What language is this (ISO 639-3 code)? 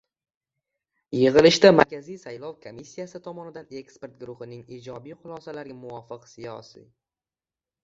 uzb